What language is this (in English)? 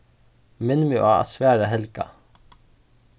Faroese